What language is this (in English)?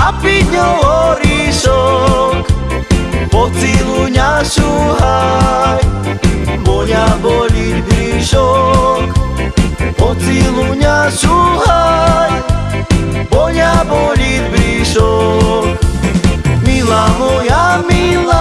Slovak